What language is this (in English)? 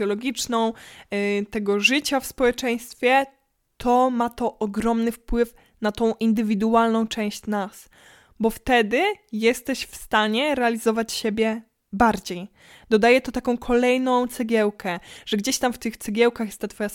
Polish